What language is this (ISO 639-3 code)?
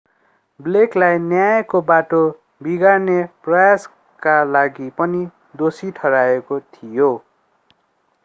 nep